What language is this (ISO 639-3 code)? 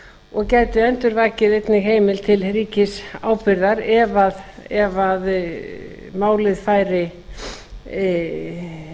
isl